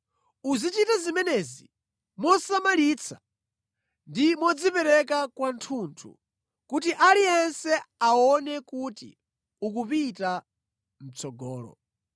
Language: Nyanja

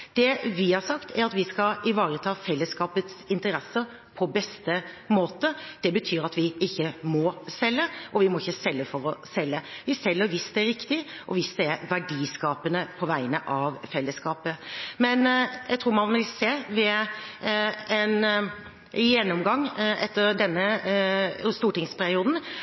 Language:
Norwegian Bokmål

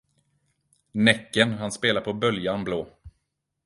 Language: Swedish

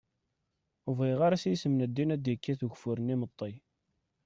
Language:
Kabyle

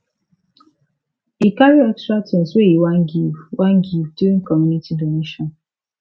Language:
Nigerian Pidgin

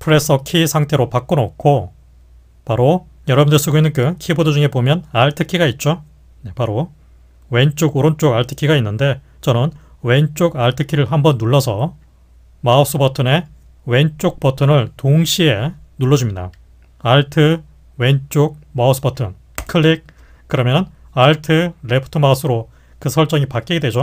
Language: Korean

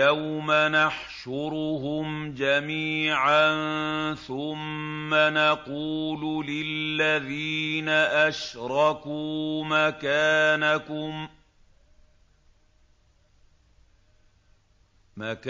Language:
Arabic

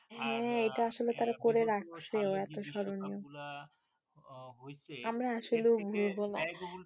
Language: Bangla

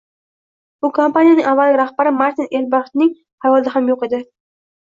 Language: Uzbek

